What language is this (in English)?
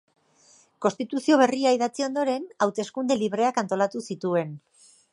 Basque